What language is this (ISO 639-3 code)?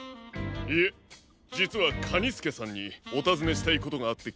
jpn